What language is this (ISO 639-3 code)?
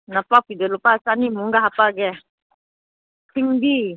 mni